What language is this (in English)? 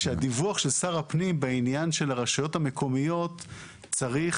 Hebrew